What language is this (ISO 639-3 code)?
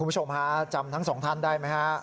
tha